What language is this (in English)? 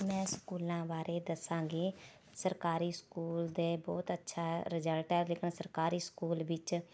Punjabi